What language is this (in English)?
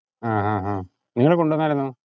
Malayalam